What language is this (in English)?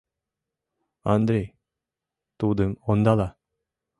Mari